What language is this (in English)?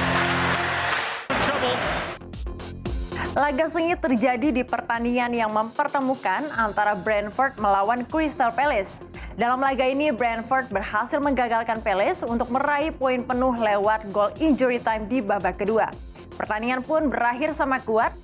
Indonesian